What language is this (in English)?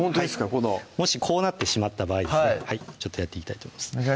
Japanese